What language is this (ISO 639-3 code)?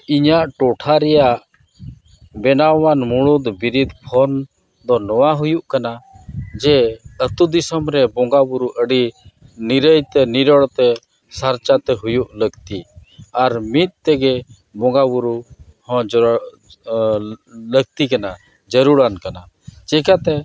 sat